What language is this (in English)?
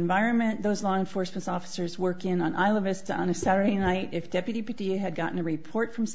English